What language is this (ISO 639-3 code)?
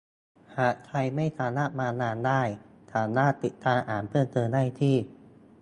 tha